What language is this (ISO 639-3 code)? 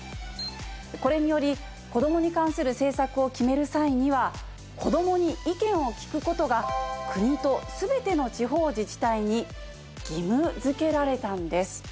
jpn